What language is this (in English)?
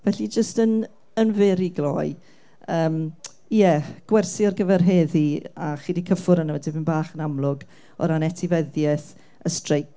Welsh